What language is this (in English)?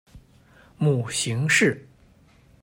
Chinese